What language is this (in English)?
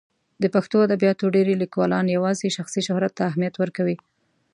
Pashto